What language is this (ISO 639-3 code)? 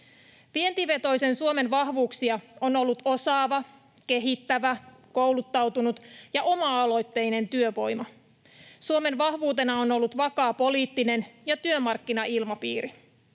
fin